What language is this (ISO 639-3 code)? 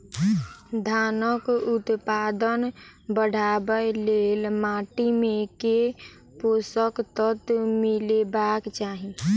mai